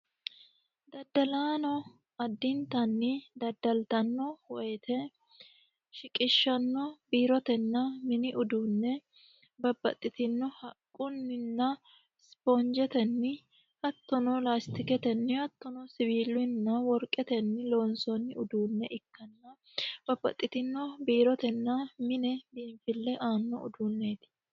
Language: Sidamo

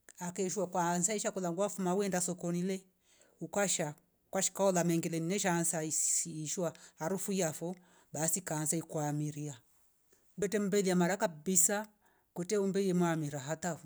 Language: Rombo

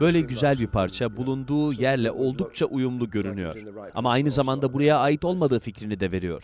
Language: Turkish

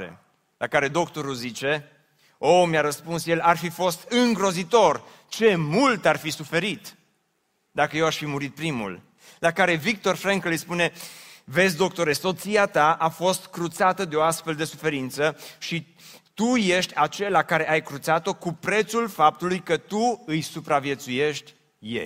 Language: Romanian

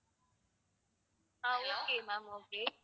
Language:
Tamil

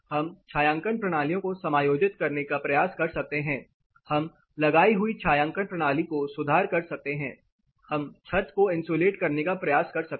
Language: Hindi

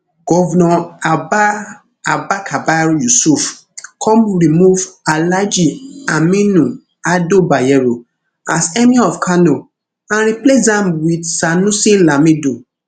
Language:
Nigerian Pidgin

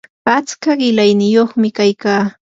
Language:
Yanahuanca Pasco Quechua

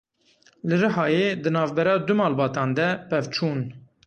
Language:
Kurdish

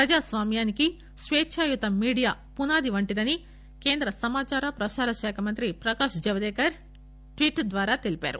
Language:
Telugu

